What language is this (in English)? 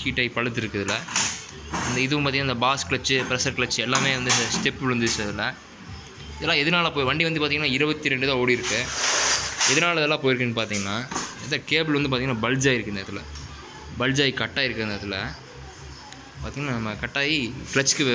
Hindi